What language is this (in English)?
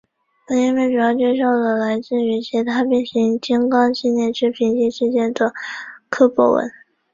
Chinese